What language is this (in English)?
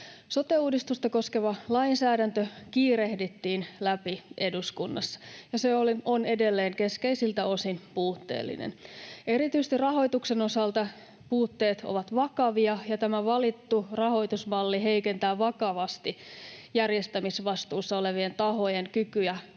Finnish